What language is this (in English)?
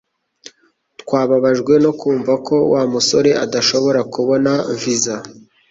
Kinyarwanda